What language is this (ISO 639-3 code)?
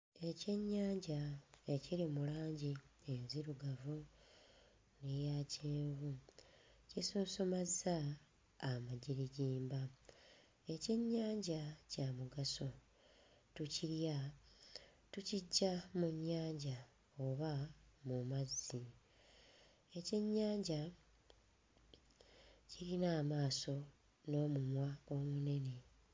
lug